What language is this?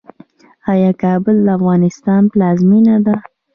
Pashto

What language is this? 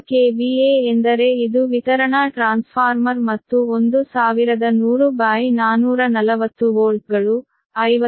Kannada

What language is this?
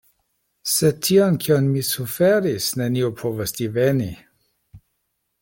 Esperanto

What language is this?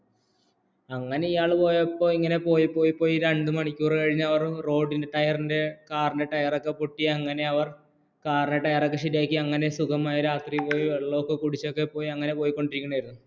Malayalam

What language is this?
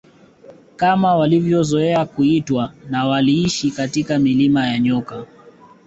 Swahili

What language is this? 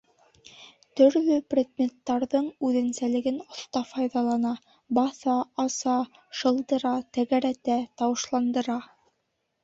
Bashkir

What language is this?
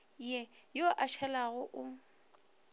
Northern Sotho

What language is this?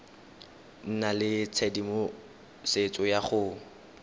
Tswana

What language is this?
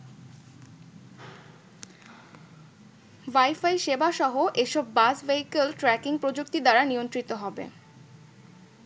Bangla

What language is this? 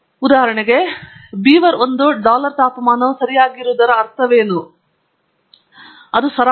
Kannada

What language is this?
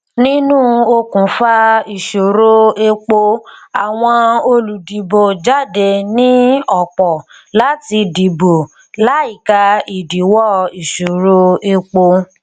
Yoruba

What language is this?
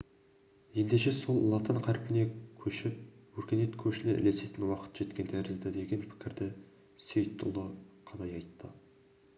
Kazakh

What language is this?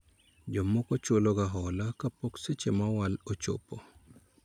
Luo (Kenya and Tanzania)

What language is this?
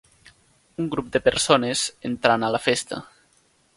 Catalan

